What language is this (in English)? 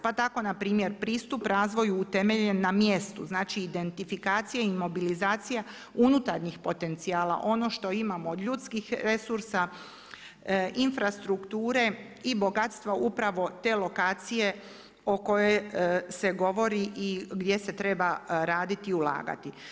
Croatian